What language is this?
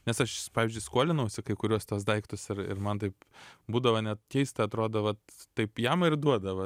Lithuanian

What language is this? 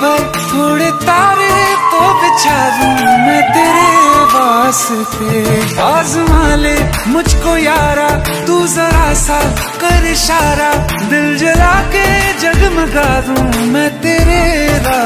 Hindi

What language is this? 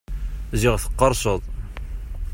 Kabyle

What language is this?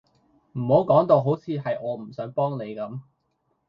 Cantonese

